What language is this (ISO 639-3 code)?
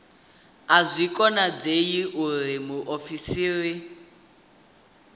ven